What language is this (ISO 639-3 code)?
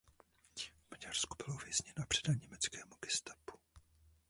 ces